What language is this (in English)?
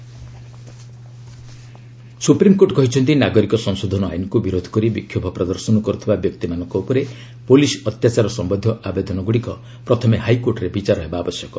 Odia